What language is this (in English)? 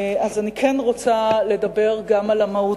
Hebrew